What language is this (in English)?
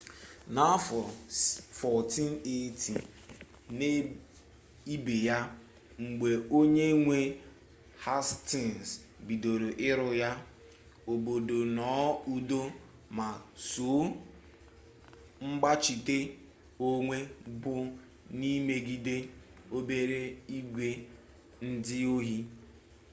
Igbo